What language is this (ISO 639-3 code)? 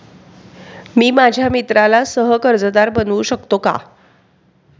mar